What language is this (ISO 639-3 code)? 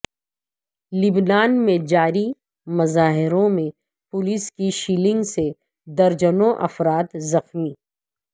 urd